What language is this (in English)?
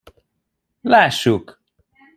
Hungarian